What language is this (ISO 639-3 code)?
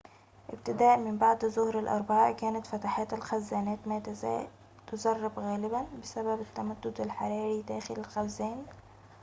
ara